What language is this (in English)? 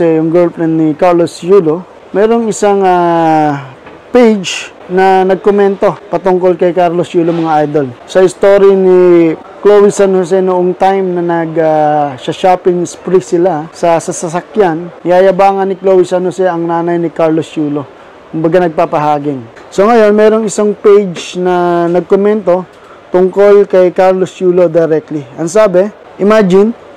Filipino